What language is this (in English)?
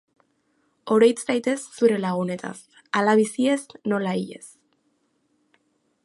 Basque